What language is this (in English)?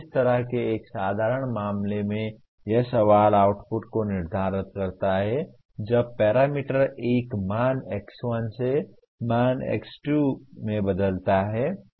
Hindi